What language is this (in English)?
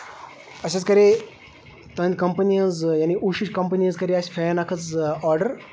Kashmiri